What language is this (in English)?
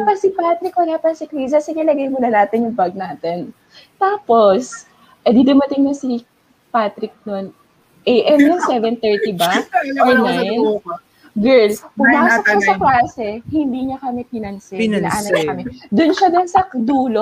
Filipino